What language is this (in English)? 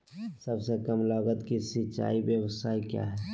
Magahi